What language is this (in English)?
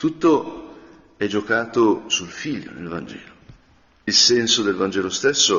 Italian